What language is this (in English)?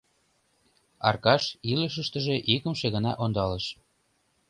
Mari